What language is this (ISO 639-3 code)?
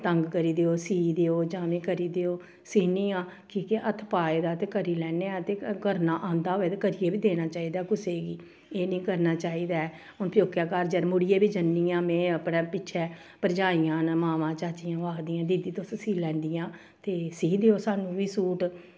doi